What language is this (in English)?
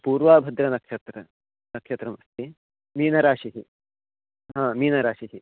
Sanskrit